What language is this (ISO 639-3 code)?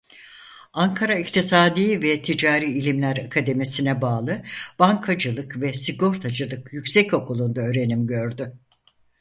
tur